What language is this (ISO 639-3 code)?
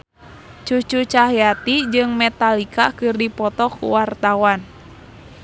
sun